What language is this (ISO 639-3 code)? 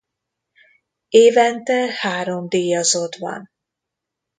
hun